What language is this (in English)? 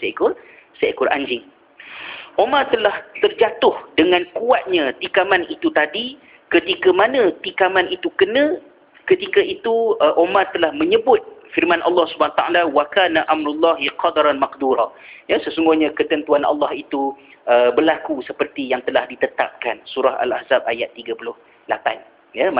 Malay